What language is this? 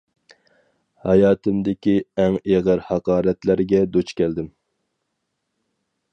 Uyghur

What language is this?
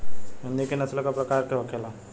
Bhojpuri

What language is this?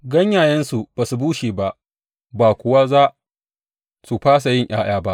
Hausa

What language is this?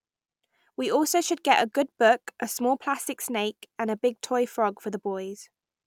English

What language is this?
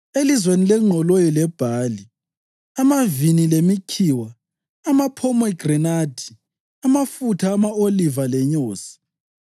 North Ndebele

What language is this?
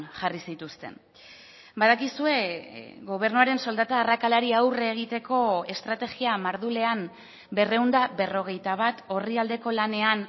Basque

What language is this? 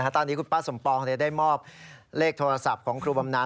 Thai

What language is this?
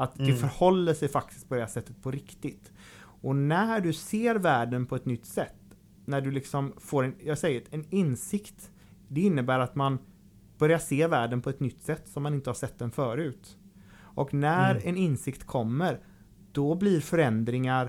Swedish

